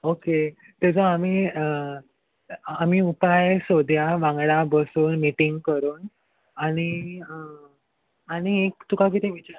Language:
Konkani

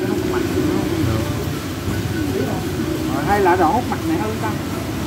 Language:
Vietnamese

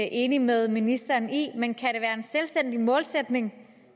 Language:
Danish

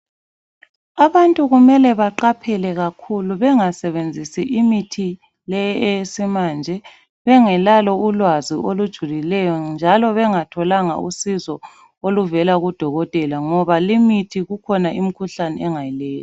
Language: North Ndebele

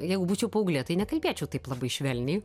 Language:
Lithuanian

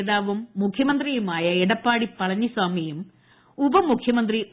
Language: Malayalam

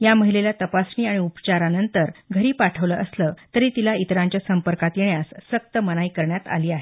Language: Marathi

